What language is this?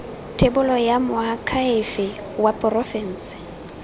Tswana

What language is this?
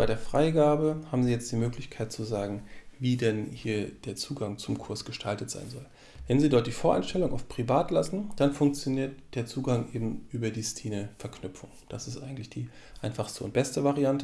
German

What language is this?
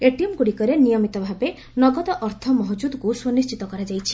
Odia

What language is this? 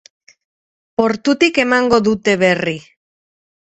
Basque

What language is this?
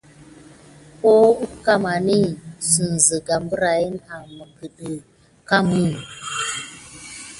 Gidar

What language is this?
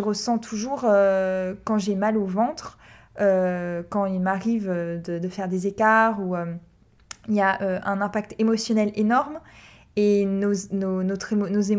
French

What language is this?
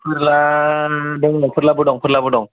Bodo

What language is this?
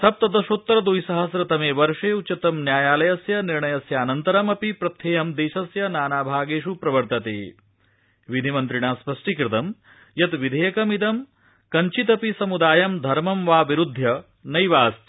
Sanskrit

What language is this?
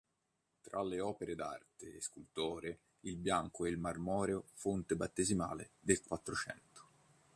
Italian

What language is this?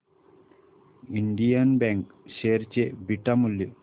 Marathi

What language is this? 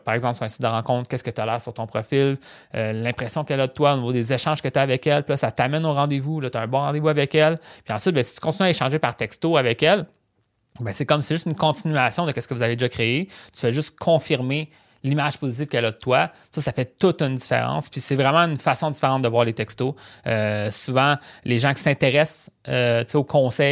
French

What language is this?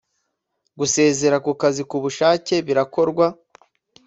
Kinyarwanda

